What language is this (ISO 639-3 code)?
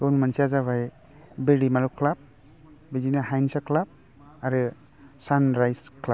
brx